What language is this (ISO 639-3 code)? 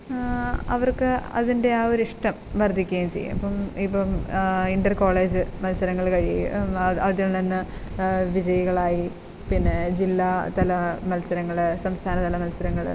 mal